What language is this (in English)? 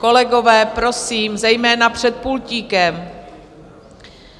Czech